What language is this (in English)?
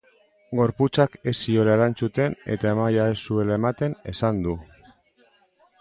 Basque